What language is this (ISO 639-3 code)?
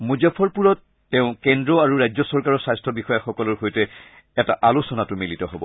asm